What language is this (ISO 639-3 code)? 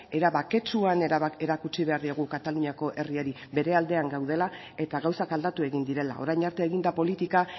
eus